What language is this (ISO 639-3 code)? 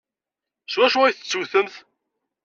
kab